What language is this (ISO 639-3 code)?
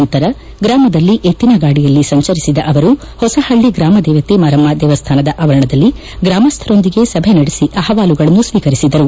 kan